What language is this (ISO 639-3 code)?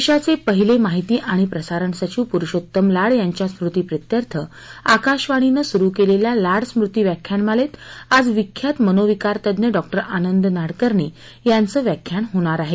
mar